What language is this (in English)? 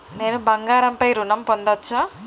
Telugu